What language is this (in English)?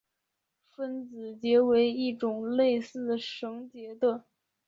Chinese